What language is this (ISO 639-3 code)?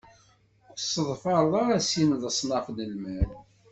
kab